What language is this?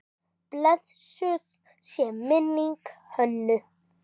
Icelandic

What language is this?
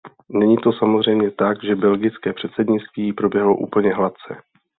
Czech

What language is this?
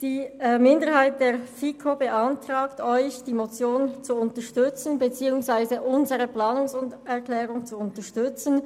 Swiss German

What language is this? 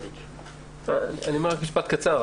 Hebrew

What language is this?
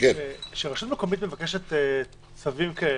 Hebrew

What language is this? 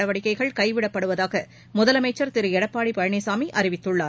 Tamil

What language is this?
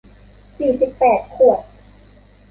Thai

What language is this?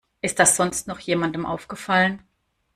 German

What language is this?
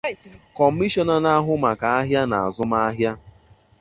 Igbo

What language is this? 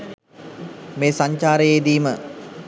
Sinhala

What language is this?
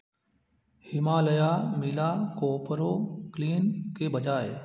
Hindi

